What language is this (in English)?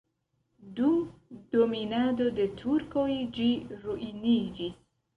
Esperanto